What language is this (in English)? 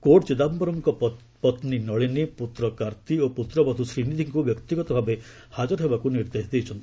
Odia